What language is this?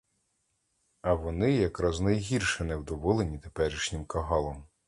Ukrainian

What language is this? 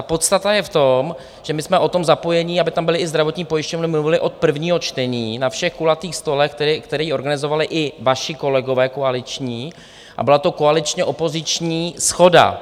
Czech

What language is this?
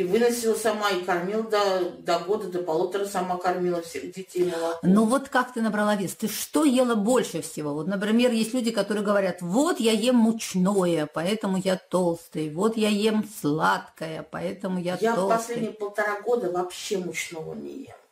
Russian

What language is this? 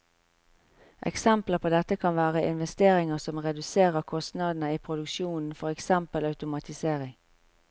Norwegian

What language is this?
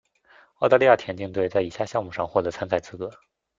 Chinese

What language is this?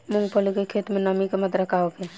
Bhojpuri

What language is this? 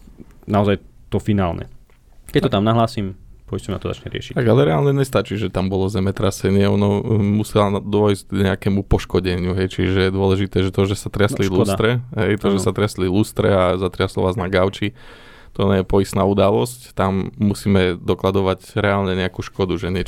Slovak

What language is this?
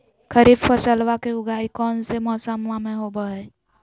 Magahi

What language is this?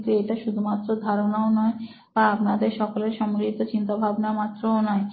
Bangla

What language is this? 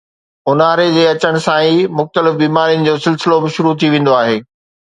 Sindhi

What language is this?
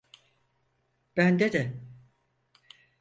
Turkish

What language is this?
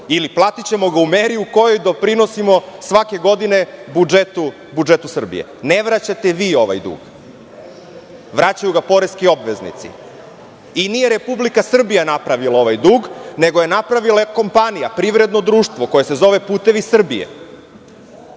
Serbian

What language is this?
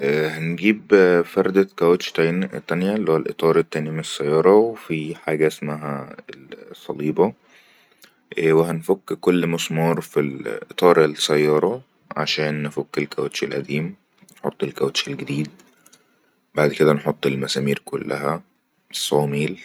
Egyptian Arabic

